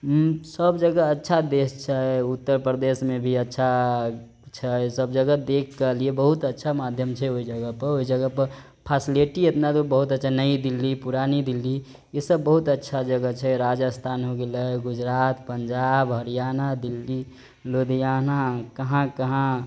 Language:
Maithili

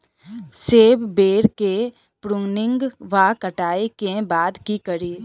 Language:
Maithili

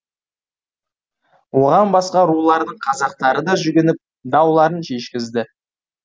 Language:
Kazakh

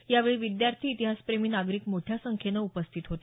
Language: Marathi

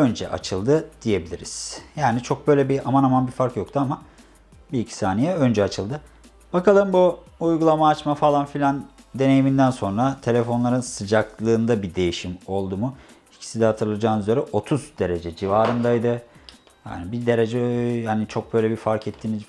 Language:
Turkish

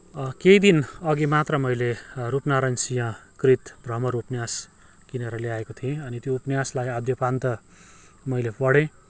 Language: Nepali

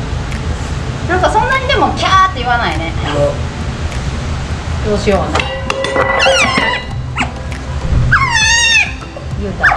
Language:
Japanese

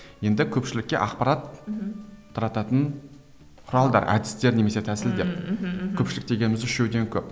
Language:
Kazakh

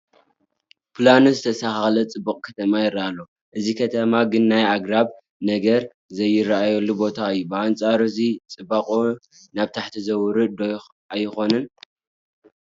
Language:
Tigrinya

